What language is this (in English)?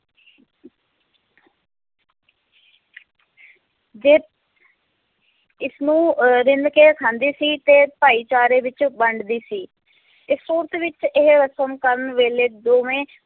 Punjabi